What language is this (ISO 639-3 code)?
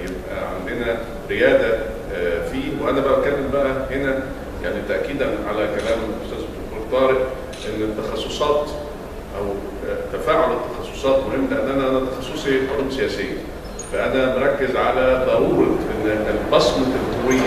ara